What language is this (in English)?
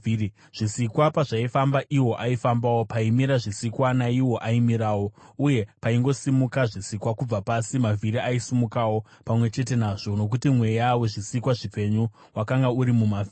Shona